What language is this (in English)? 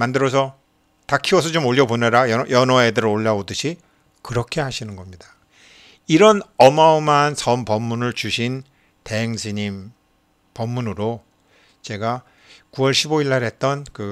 Korean